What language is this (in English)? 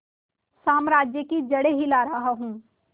Hindi